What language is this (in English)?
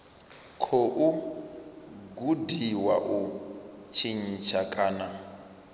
Venda